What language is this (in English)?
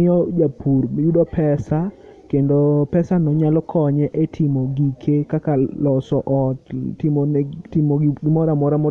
Luo (Kenya and Tanzania)